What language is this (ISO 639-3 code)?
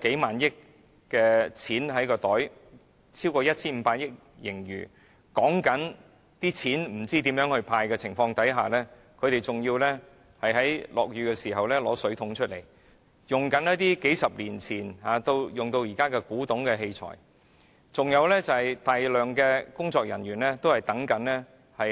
yue